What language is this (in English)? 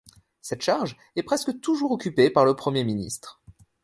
French